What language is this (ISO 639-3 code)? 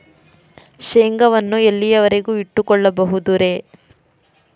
kan